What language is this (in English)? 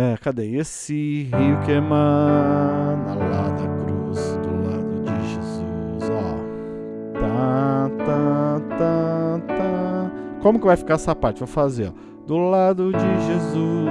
Portuguese